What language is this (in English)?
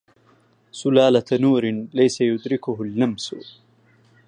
Arabic